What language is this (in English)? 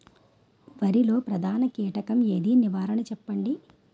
Telugu